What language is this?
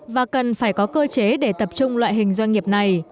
Vietnamese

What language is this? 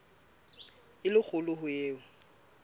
Southern Sotho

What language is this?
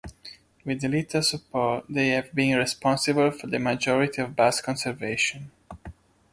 English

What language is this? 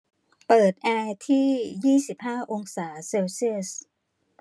Thai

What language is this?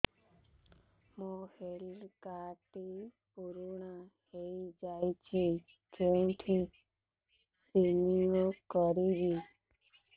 Odia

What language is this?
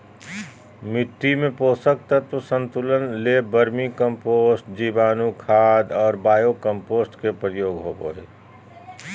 Magahi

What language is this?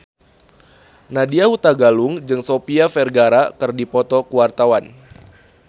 Sundanese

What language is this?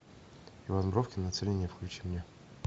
Russian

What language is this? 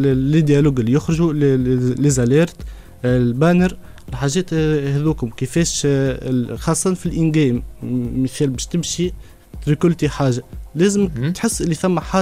Arabic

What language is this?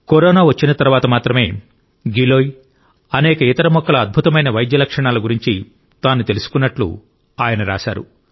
Telugu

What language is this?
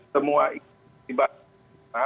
Indonesian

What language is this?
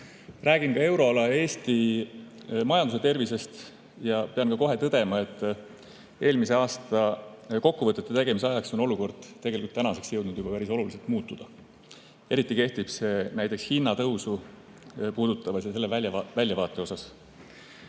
Estonian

